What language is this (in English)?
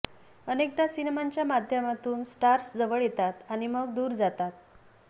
Marathi